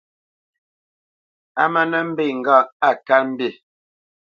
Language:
Bamenyam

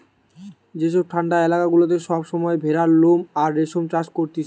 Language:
Bangla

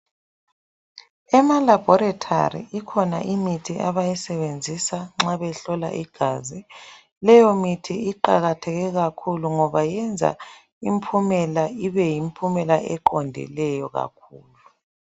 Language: North Ndebele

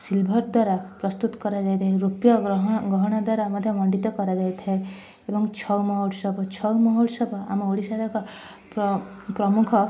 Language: Odia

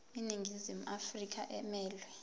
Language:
Zulu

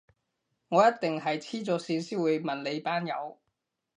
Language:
Cantonese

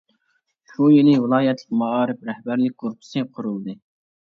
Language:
Uyghur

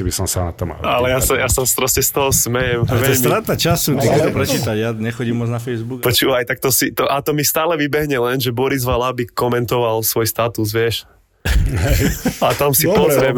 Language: Slovak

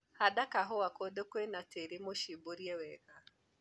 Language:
Kikuyu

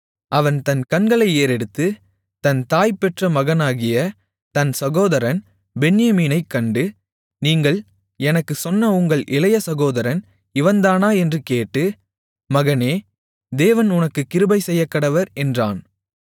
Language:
Tamil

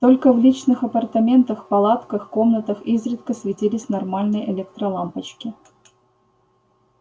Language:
Russian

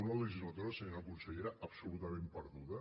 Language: Catalan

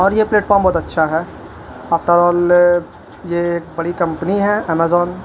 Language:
Urdu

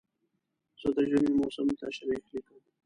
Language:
Pashto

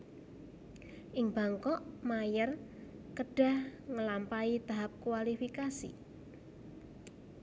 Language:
Javanese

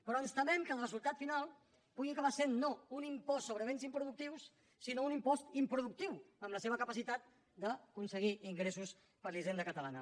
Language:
Catalan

